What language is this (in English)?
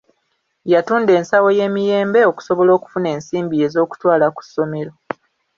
Ganda